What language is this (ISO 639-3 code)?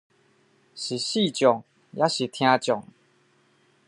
zho